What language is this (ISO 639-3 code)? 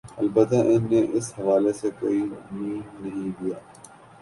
urd